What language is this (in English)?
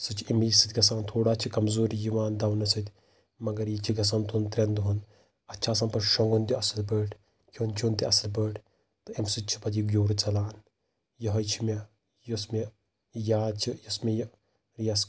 Kashmiri